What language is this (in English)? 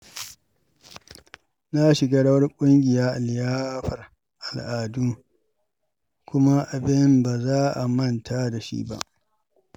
Hausa